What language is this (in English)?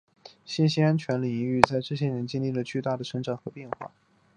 Chinese